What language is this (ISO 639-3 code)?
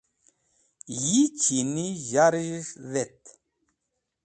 wbl